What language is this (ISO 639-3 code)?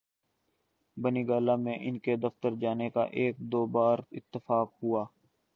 urd